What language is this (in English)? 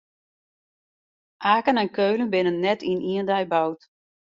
Western Frisian